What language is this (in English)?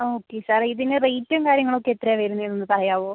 Malayalam